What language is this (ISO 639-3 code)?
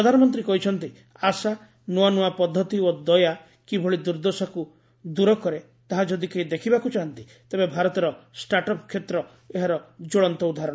ori